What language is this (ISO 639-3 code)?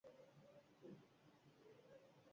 eus